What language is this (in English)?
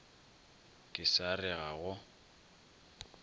Northern Sotho